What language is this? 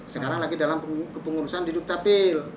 Indonesian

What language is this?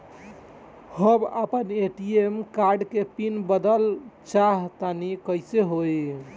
Bhojpuri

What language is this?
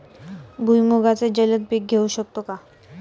Marathi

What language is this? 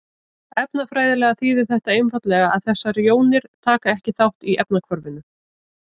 Icelandic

